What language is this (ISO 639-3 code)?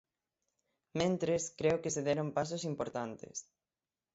glg